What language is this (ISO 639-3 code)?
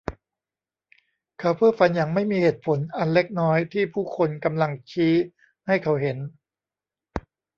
tha